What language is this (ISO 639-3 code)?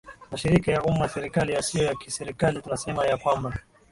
swa